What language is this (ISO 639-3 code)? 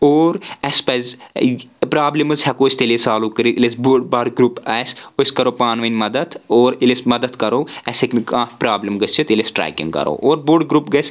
kas